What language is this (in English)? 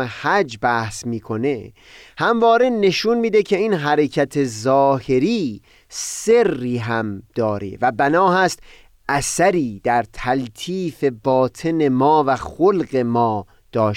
Persian